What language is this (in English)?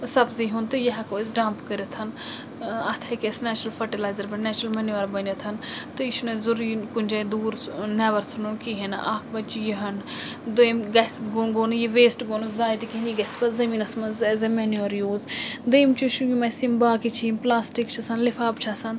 Kashmiri